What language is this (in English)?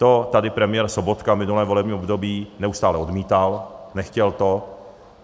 Czech